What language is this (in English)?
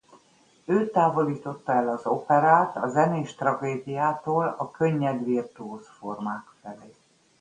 Hungarian